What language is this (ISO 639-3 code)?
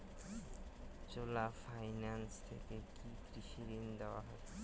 ben